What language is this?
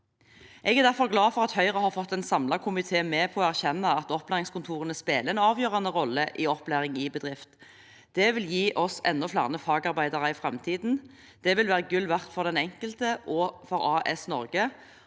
Norwegian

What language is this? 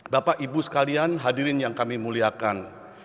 Indonesian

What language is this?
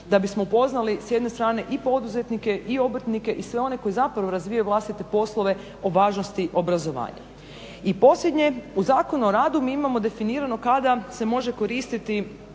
Croatian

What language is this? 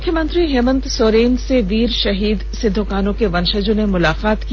Hindi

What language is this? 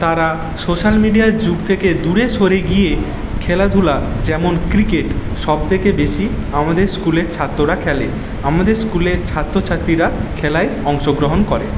Bangla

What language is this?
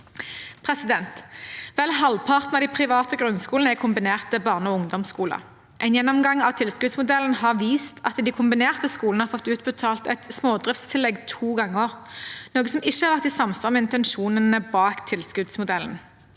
Norwegian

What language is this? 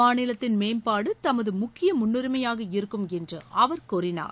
Tamil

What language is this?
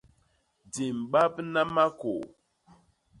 Basaa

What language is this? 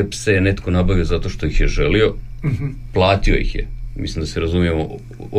Croatian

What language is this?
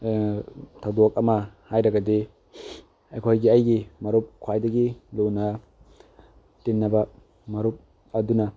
Manipuri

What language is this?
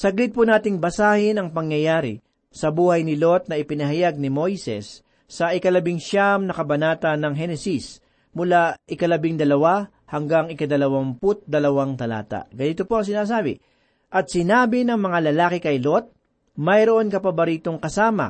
Filipino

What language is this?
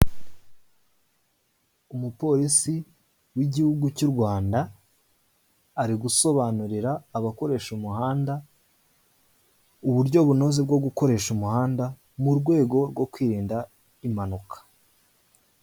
Kinyarwanda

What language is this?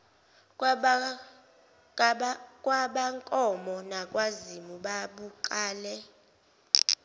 Zulu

